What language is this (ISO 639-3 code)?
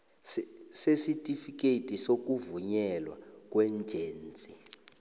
nbl